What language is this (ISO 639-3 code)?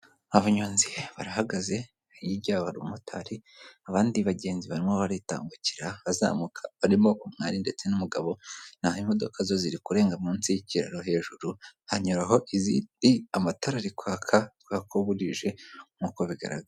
kin